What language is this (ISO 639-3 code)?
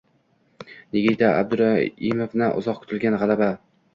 uzb